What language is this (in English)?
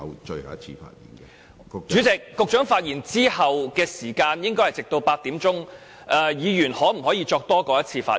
Cantonese